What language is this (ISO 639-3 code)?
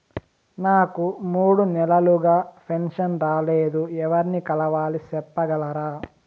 tel